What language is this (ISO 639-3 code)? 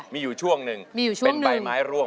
tha